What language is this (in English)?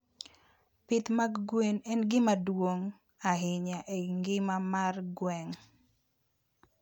Luo (Kenya and Tanzania)